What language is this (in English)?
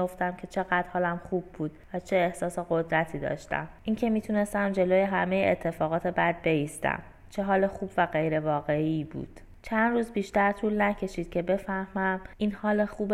Persian